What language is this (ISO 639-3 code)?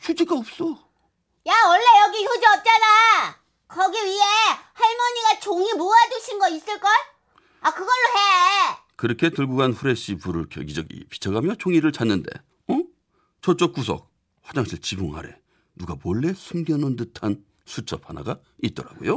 kor